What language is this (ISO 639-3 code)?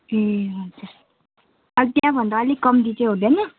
nep